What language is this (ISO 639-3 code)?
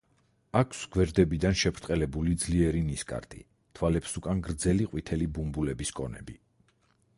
kat